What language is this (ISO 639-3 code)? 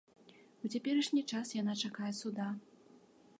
bel